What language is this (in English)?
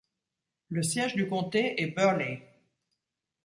French